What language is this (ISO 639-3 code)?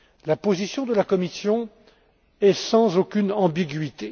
fra